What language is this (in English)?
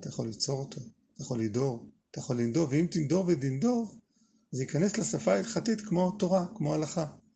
Hebrew